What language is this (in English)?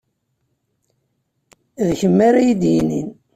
Kabyle